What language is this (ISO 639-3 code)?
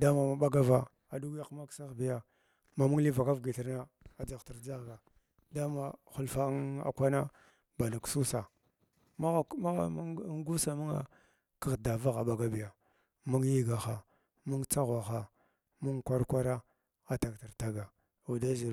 glw